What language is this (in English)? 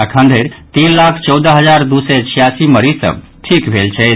Maithili